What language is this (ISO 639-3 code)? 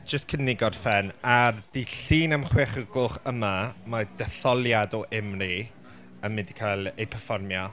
cym